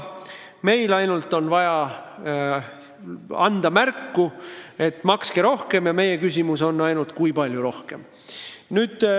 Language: Estonian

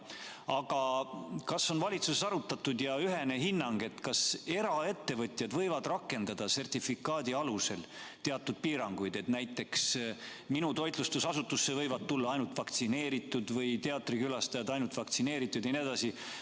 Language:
Estonian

